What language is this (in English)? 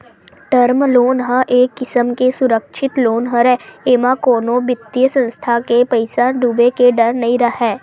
Chhattisgarhi